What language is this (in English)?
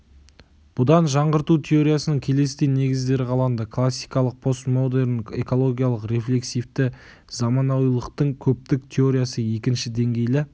Kazakh